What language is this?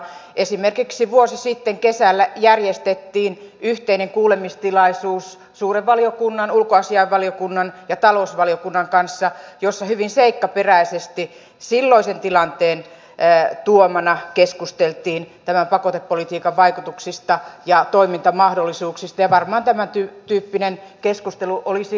Finnish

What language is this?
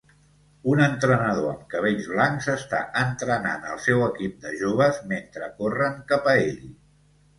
Catalan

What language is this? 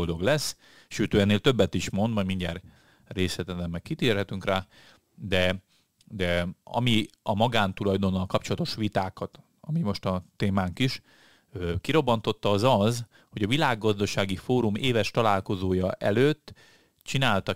Hungarian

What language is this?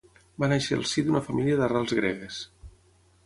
Catalan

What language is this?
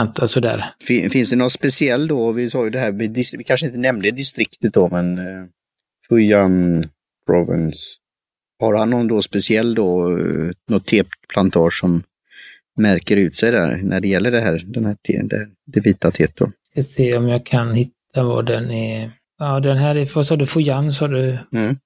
Swedish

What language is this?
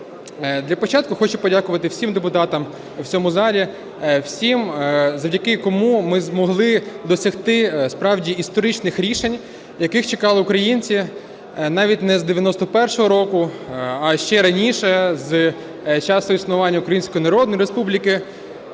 Ukrainian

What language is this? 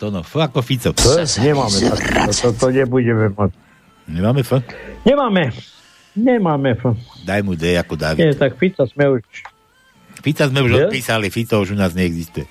Slovak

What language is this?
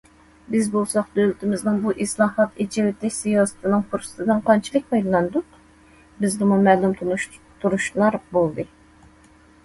Uyghur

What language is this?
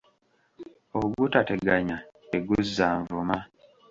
Ganda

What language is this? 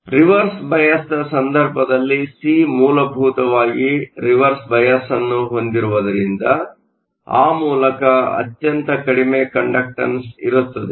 Kannada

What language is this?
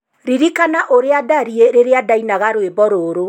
Kikuyu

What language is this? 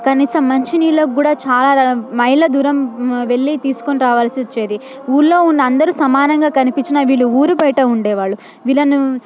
Telugu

